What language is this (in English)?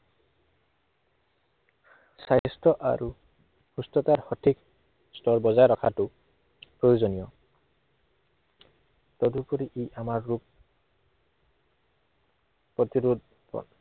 Assamese